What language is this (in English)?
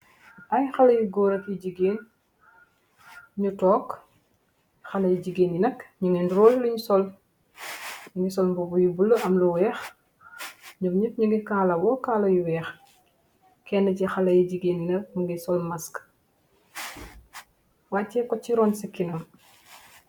Wolof